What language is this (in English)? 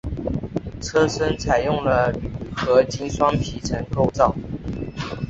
Chinese